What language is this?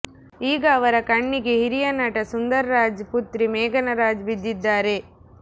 Kannada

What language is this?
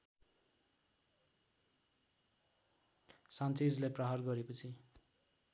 Nepali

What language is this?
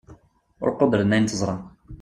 Kabyle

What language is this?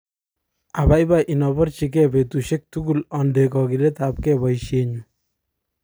Kalenjin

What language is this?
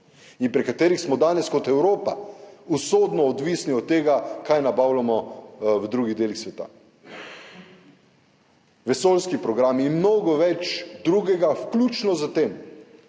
Slovenian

